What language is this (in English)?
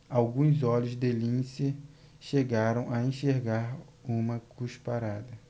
Portuguese